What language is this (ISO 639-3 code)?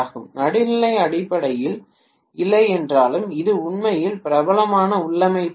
tam